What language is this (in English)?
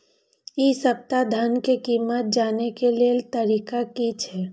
Maithili